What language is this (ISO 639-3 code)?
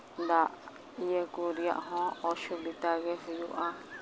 sat